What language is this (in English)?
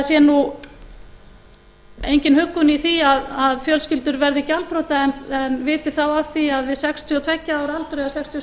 Icelandic